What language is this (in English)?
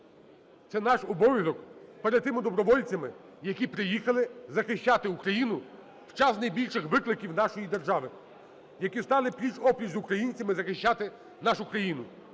Ukrainian